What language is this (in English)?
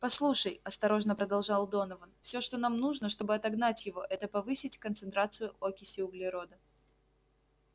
Russian